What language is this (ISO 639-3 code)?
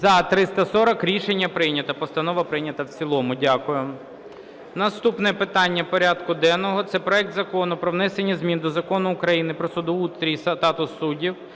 ukr